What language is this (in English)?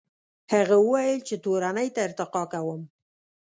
Pashto